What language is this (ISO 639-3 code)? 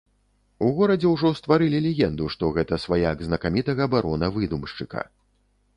bel